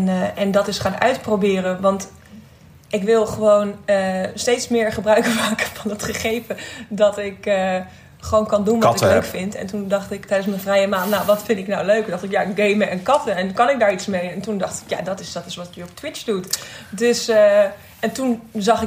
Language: Dutch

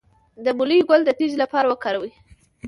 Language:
Pashto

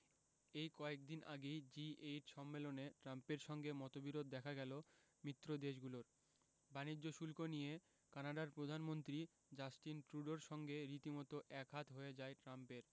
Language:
Bangla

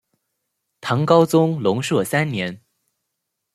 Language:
Chinese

